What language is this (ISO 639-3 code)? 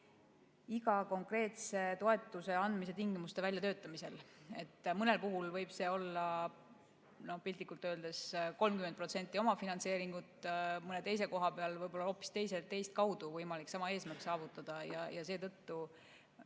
est